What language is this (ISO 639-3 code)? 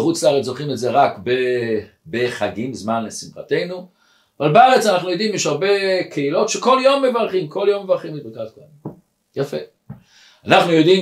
heb